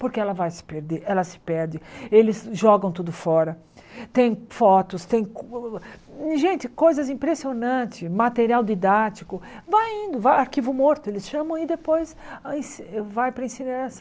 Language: Portuguese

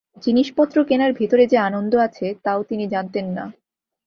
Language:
Bangla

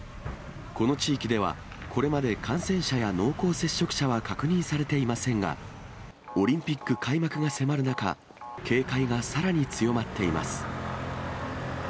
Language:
Japanese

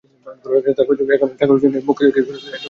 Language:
Bangla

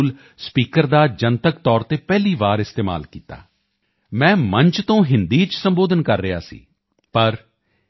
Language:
Punjabi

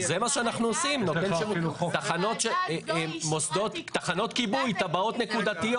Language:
Hebrew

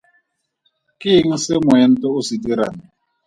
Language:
Tswana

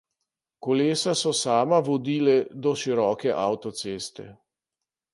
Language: Slovenian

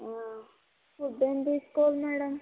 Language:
Telugu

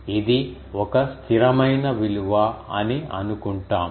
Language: Telugu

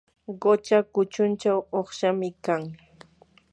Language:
Yanahuanca Pasco Quechua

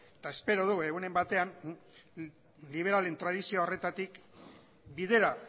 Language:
Basque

